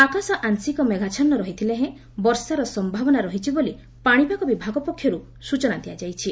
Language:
Odia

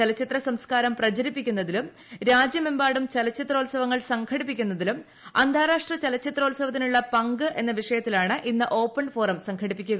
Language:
Malayalam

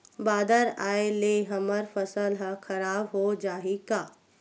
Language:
Chhattisgarhi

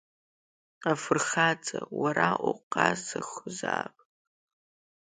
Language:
Abkhazian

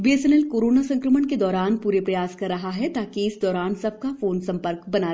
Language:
Hindi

